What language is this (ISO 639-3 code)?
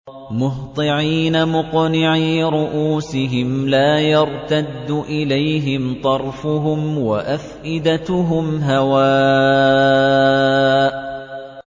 ara